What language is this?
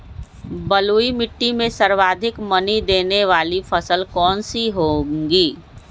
Magahi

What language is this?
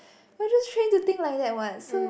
English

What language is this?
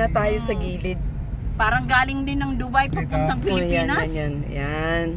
Filipino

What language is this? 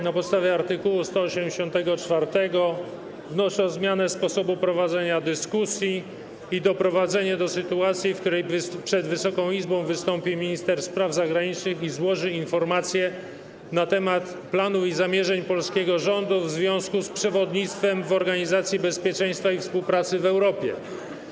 Polish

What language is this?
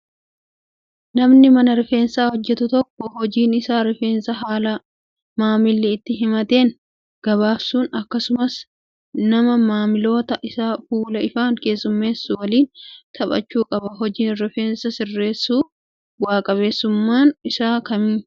Oromo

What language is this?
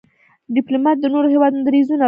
Pashto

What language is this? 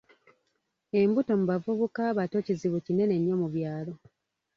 Ganda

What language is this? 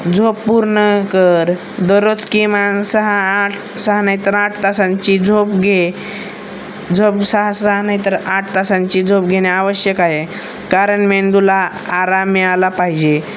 Marathi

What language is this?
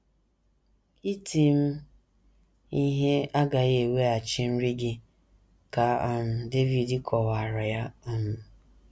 Igbo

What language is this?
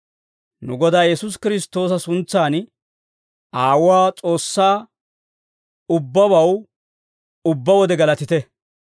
Dawro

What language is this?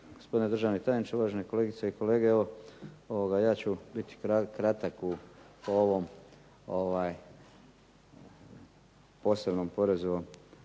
Croatian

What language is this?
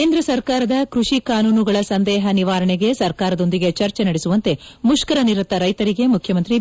Kannada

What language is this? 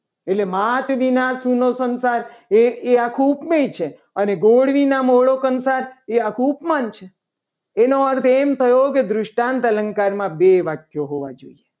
Gujarati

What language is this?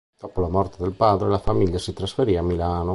Italian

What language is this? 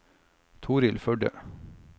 Norwegian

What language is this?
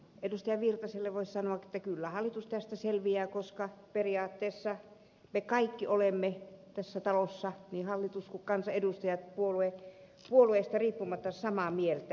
Finnish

